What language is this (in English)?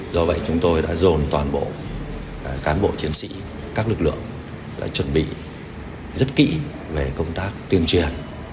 Vietnamese